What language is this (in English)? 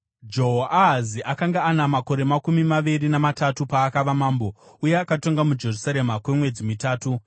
Shona